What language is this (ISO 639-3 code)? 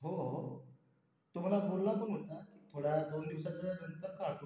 mar